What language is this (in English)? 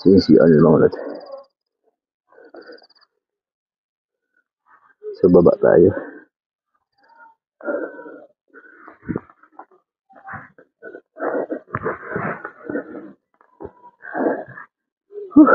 Filipino